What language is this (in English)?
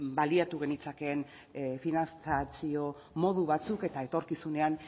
Basque